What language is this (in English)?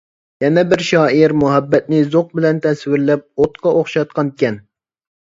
Uyghur